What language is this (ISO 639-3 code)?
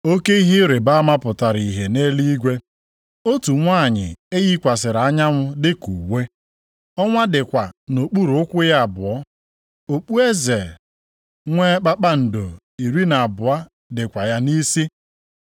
ibo